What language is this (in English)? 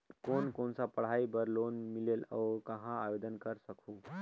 Chhattisgarhi